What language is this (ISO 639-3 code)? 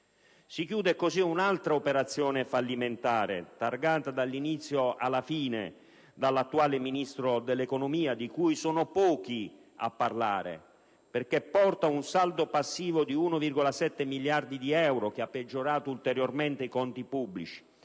ita